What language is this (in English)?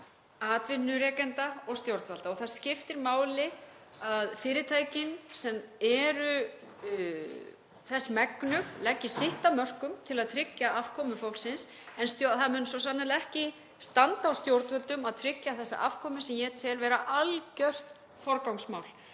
Icelandic